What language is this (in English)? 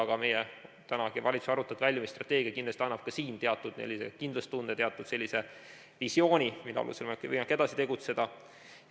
Estonian